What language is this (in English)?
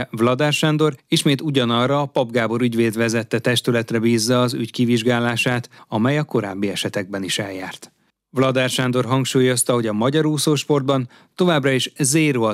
Hungarian